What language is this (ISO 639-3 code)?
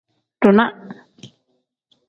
kdh